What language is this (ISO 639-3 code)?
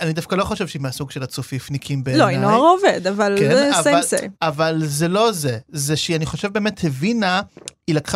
heb